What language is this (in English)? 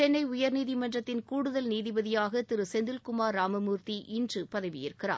Tamil